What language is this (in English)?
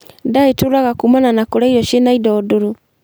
Kikuyu